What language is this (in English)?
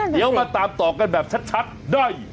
Thai